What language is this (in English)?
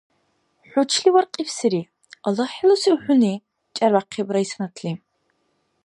Dargwa